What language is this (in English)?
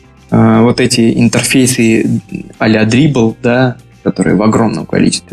Russian